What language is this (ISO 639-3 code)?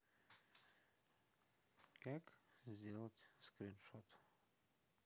rus